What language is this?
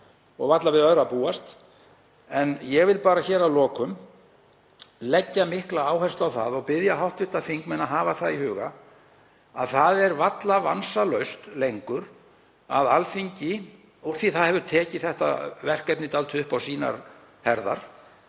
Icelandic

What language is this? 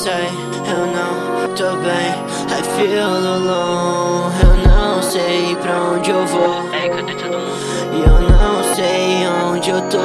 Vietnamese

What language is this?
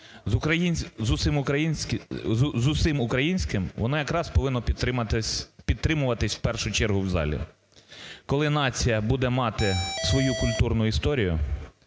Ukrainian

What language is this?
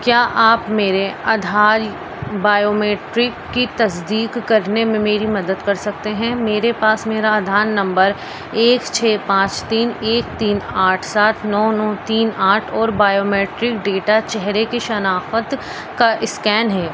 Urdu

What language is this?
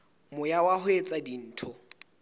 Southern Sotho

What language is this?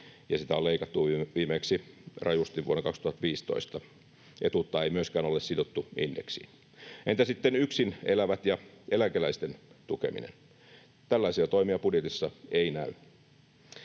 Finnish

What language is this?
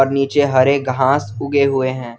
Hindi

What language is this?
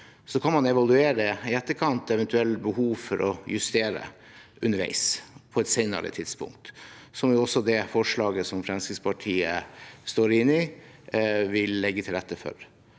Norwegian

